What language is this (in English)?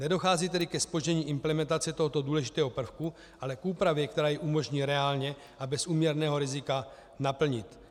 Czech